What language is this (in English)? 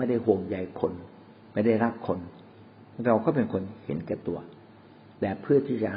Thai